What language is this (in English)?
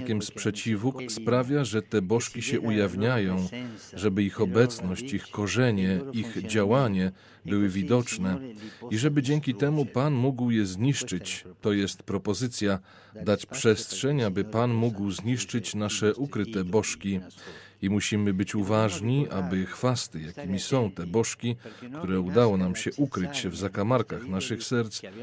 Polish